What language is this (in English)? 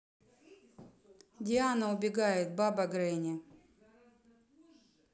Russian